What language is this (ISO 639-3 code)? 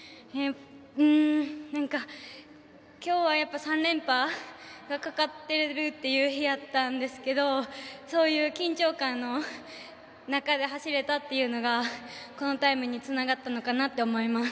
jpn